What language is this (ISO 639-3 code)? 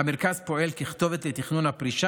heb